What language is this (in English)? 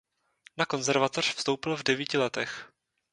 Czech